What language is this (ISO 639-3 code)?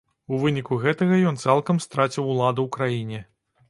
bel